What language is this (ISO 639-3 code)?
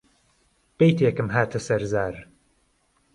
ckb